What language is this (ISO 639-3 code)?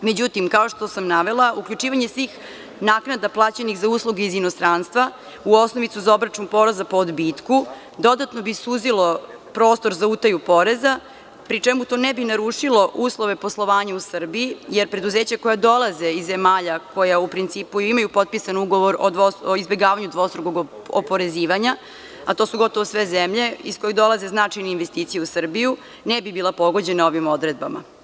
srp